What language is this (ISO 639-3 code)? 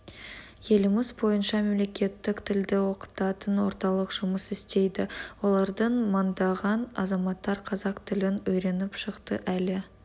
kaz